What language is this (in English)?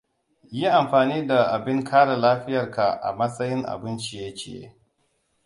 Hausa